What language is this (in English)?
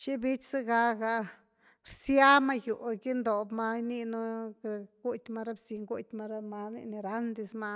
Güilá Zapotec